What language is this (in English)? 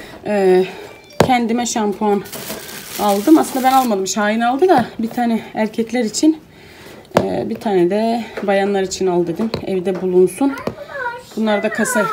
Turkish